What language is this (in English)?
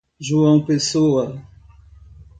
Portuguese